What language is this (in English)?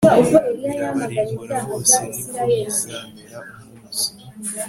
Kinyarwanda